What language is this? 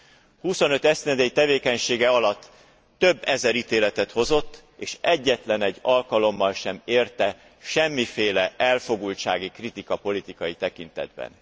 Hungarian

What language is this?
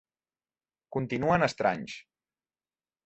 Catalan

